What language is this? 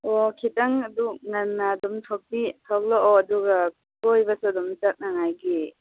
Manipuri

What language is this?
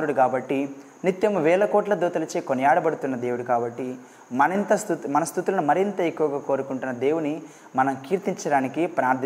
Telugu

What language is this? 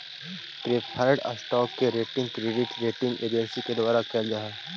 Magahi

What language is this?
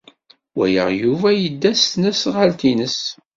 Kabyle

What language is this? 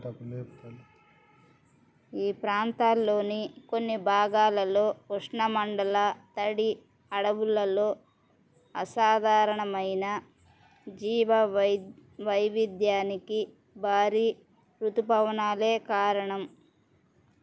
Telugu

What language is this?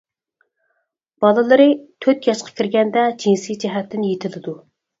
Uyghur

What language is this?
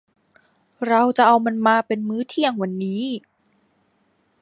Thai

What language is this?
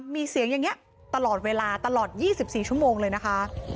Thai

